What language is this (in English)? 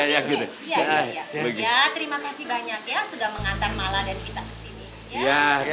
Indonesian